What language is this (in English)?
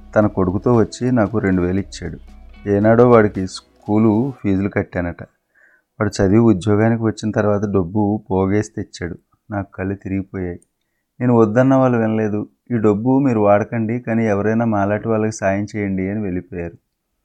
Telugu